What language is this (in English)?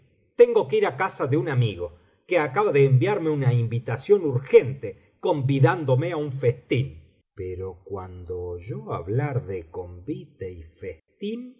Spanish